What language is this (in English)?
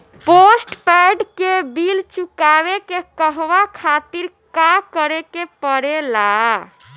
Bhojpuri